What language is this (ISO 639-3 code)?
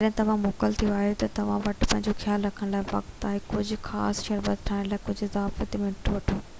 snd